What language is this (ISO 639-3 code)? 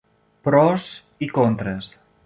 cat